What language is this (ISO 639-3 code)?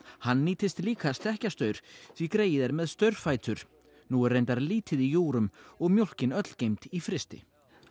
isl